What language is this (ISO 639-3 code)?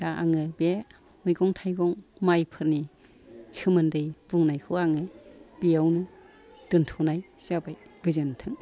brx